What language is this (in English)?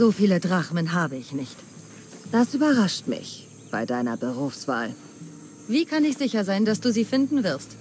German